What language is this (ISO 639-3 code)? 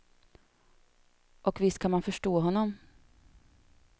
swe